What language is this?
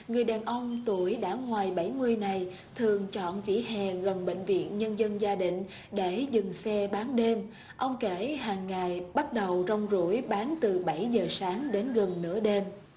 Vietnamese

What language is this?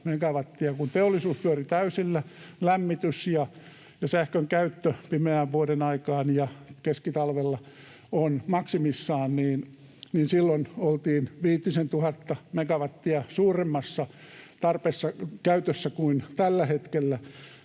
Finnish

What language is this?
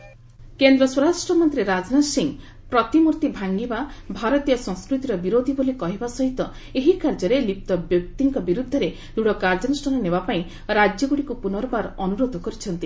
Odia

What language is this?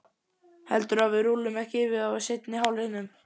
Icelandic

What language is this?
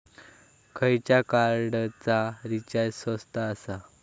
Marathi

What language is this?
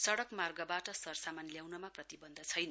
Nepali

